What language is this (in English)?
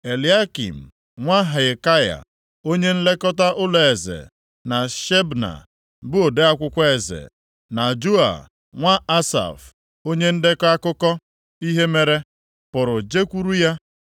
Igbo